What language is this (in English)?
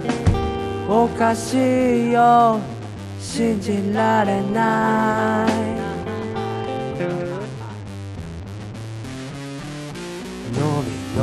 Korean